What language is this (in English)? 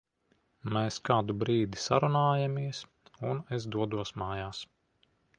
Latvian